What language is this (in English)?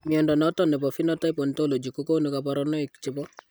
Kalenjin